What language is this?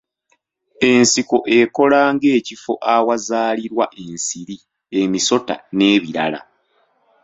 Ganda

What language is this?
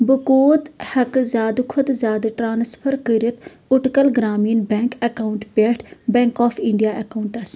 Kashmiri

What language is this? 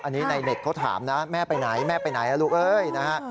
Thai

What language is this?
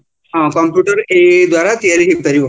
Odia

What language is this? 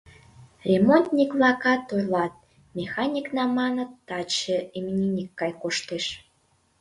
Mari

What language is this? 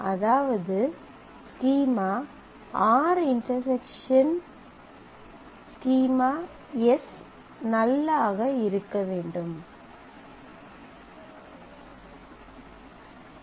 Tamil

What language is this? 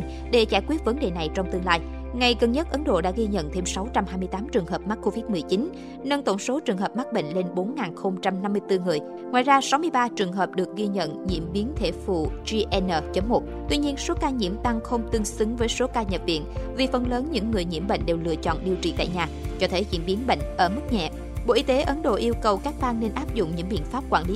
Vietnamese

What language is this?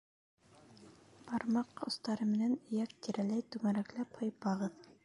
Bashkir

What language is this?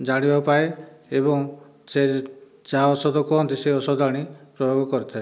Odia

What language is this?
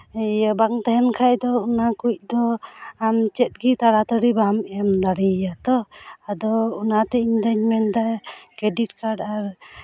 Santali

